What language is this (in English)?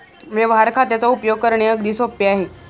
Marathi